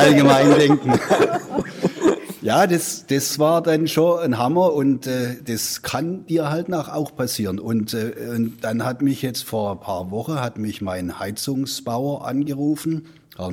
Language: German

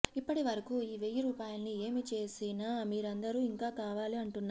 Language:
Telugu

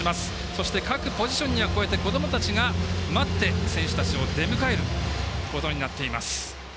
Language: Japanese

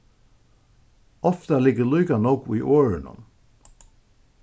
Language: Faroese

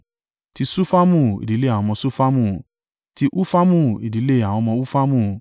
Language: Yoruba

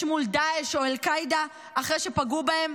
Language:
Hebrew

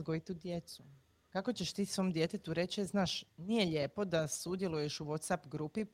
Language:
Croatian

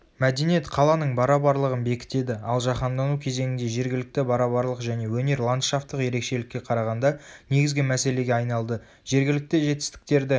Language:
Kazakh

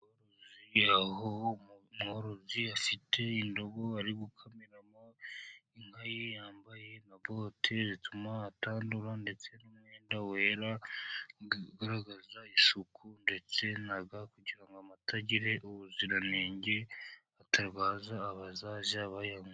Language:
Kinyarwanda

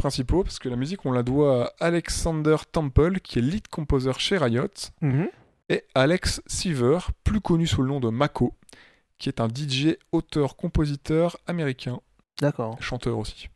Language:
French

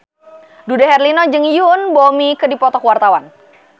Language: Sundanese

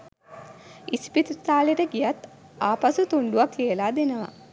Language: Sinhala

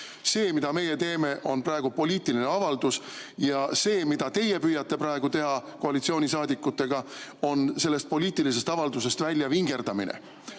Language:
Estonian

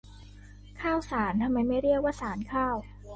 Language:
Thai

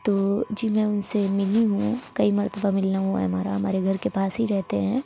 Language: Urdu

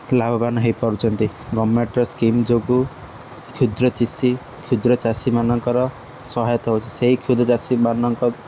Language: Odia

